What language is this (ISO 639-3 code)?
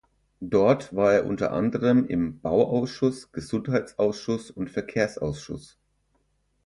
deu